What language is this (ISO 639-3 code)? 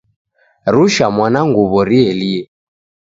dav